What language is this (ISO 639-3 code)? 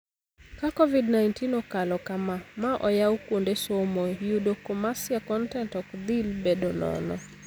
luo